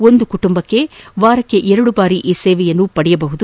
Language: Kannada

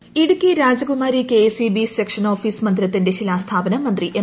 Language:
Malayalam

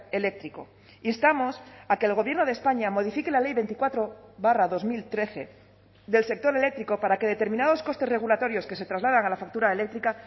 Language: Spanish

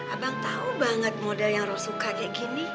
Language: Indonesian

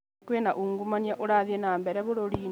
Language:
Kikuyu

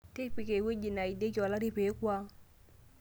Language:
Masai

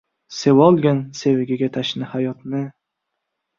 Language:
Uzbek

